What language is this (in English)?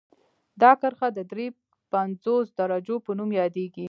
Pashto